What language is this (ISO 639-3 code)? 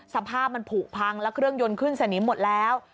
tha